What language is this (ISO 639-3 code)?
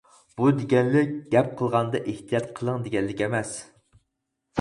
uig